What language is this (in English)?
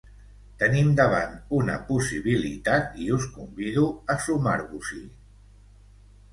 Catalan